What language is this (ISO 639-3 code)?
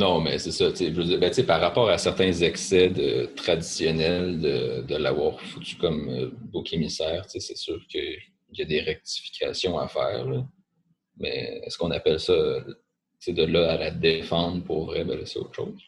fra